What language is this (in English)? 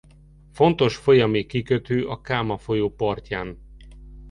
Hungarian